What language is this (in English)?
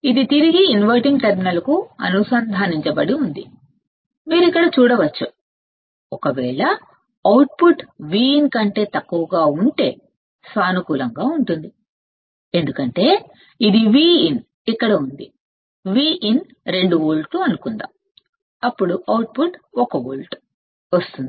Telugu